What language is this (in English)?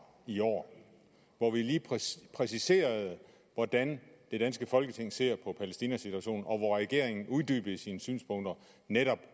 Danish